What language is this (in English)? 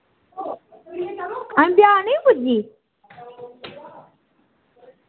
Dogri